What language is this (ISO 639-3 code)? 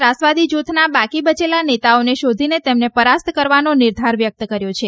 guj